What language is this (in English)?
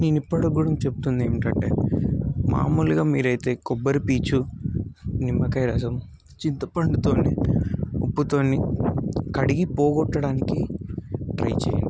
Telugu